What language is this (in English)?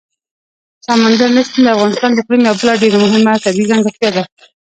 Pashto